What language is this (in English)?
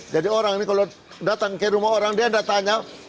Indonesian